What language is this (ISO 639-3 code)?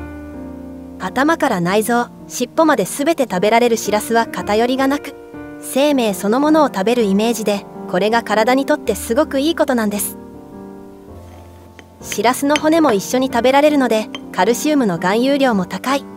jpn